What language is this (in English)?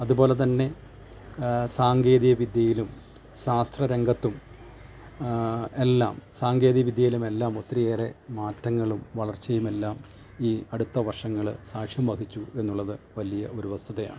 Malayalam